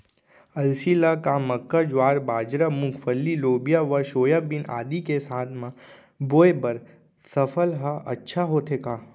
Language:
Chhattisgarhi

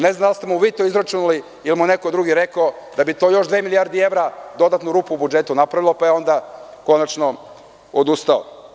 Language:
Serbian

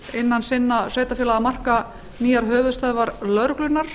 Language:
Icelandic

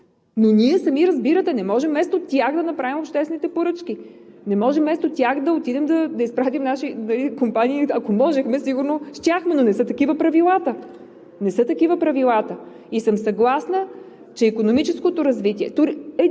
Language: Bulgarian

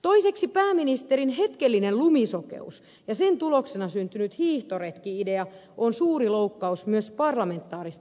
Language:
Finnish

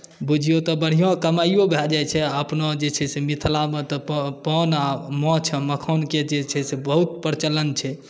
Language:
Maithili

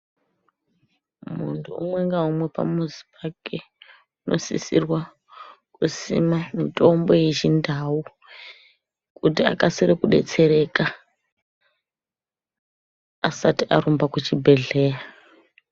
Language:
Ndau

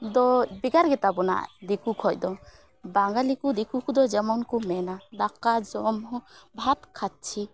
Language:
Santali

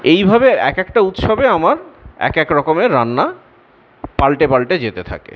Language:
Bangla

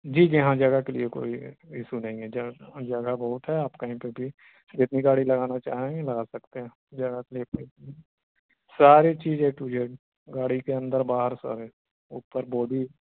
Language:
Urdu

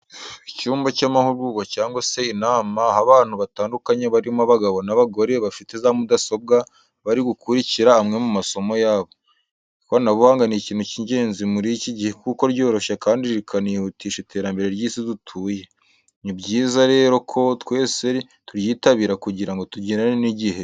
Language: Kinyarwanda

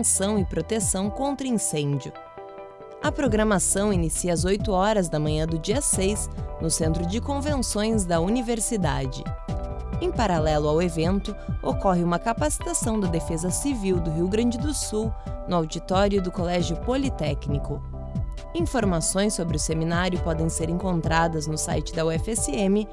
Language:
Portuguese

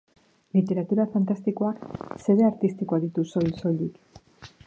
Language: Basque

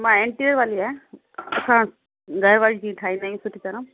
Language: Sindhi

